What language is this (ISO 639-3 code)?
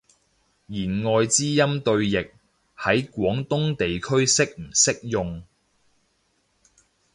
yue